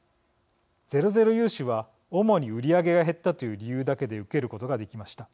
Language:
Japanese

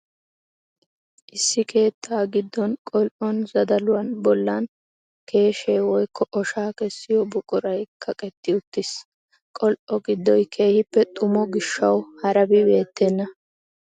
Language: Wolaytta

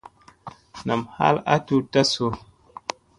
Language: Musey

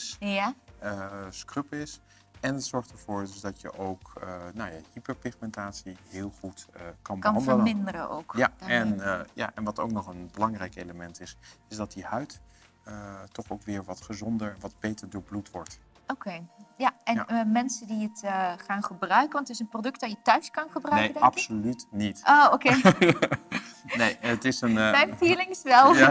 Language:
Dutch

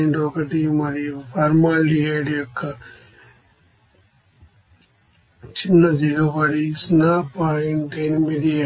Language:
Telugu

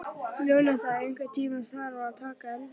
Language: Icelandic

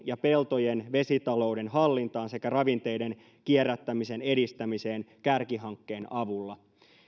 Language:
Finnish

